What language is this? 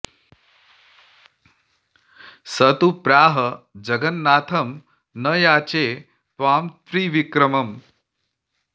Sanskrit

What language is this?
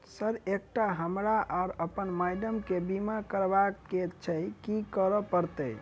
Maithili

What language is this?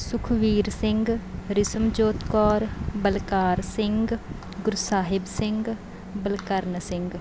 Punjabi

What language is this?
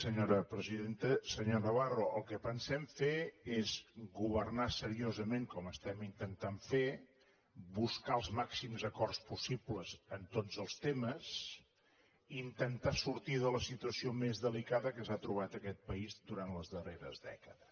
Catalan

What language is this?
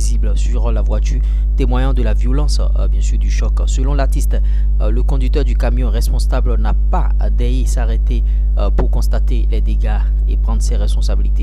French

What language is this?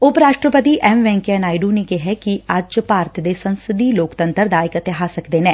Punjabi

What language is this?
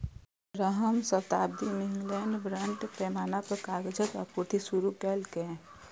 Maithili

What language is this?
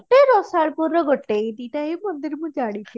Odia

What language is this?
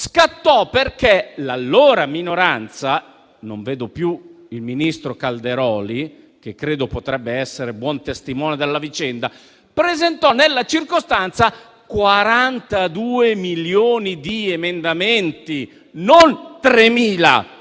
Italian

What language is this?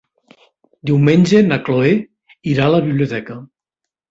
Catalan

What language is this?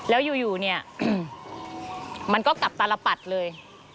Thai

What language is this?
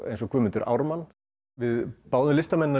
Icelandic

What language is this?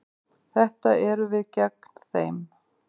Icelandic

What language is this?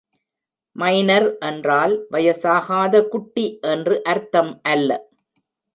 Tamil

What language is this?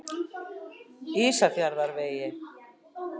Icelandic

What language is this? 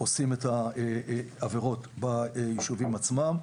Hebrew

